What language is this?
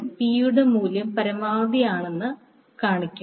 Malayalam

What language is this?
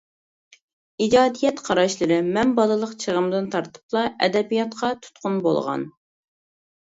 Uyghur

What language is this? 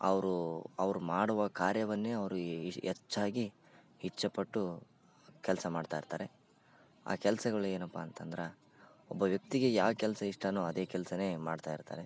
Kannada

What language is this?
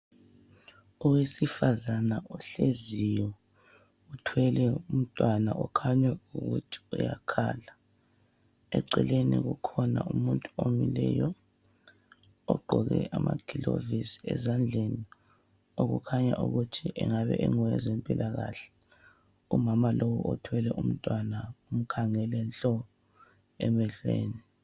North Ndebele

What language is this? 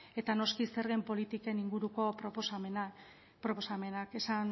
Basque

